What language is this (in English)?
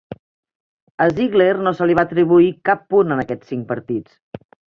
Catalan